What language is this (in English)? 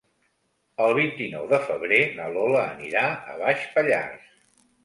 Catalan